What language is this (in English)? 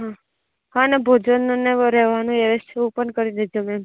Gujarati